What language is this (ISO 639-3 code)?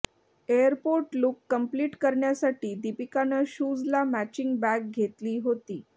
mar